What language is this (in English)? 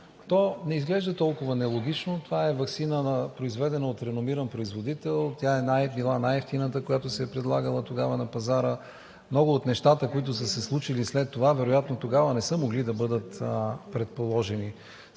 Bulgarian